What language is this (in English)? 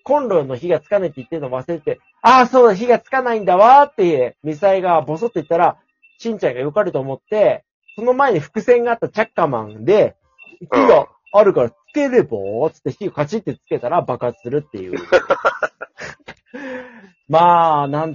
Japanese